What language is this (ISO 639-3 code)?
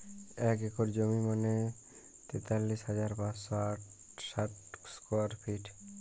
ben